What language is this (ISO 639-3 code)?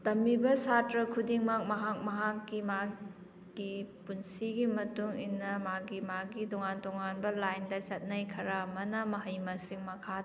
mni